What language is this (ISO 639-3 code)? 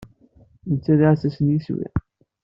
kab